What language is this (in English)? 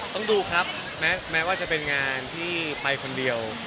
Thai